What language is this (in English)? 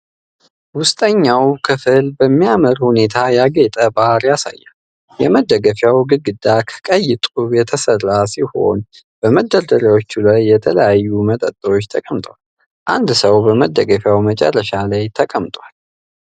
Amharic